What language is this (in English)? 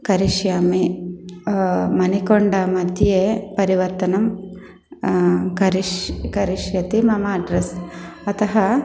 Sanskrit